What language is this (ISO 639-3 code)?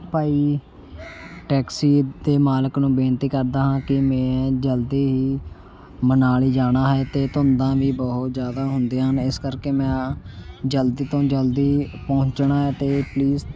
pan